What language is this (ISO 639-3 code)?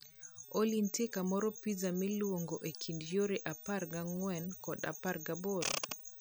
luo